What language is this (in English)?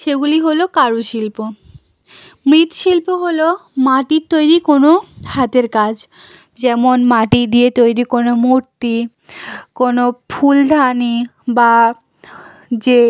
Bangla